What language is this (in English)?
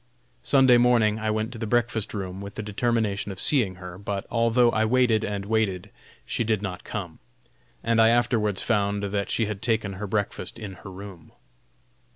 English